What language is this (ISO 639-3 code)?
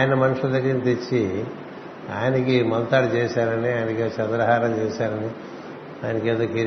tel